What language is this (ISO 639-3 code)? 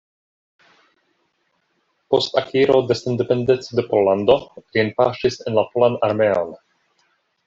epo